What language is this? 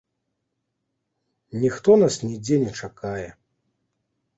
Belarusian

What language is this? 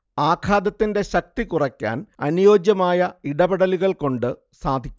Malayalam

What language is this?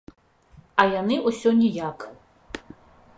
Belarusian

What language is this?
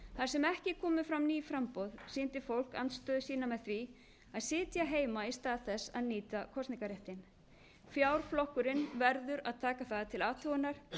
Icelandic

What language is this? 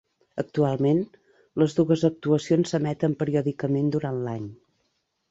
Catalan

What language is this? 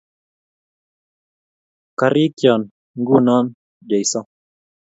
Kalenjin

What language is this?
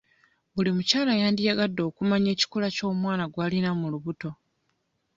Ganda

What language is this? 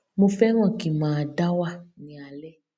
Yoruba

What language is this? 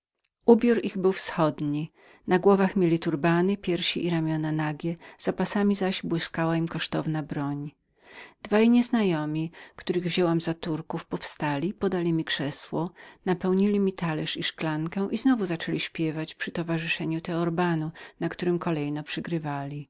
Polish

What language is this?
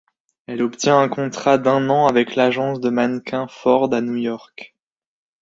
French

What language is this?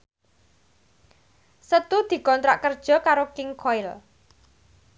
Javanese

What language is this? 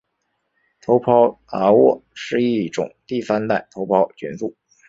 Chinese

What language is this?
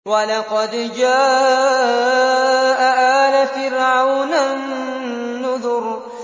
Arabic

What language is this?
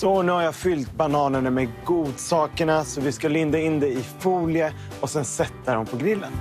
Swedish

